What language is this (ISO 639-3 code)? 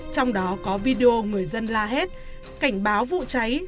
vie